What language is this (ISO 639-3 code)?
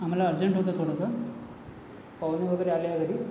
mar